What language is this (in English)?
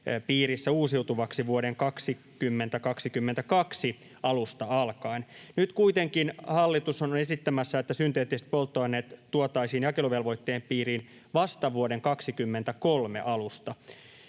Finnish